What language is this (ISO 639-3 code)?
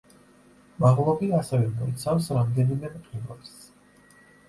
kat